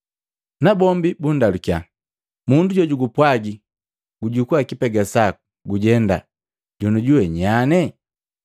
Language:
Matengo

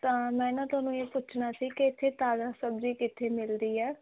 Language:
Punjabi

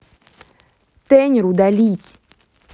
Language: Russian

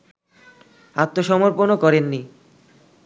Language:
Bangla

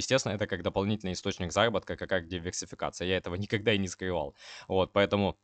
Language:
Russian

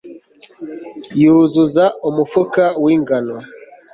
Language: Kinyarwanda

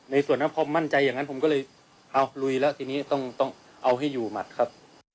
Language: Thai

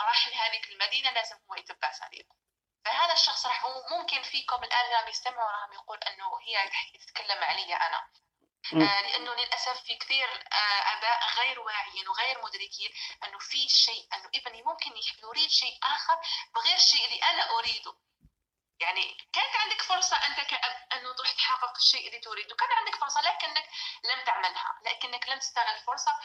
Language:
Arabic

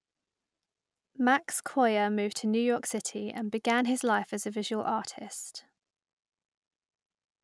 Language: English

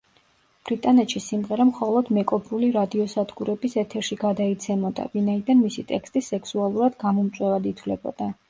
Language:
Georgian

